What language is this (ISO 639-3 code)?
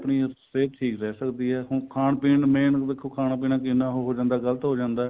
pan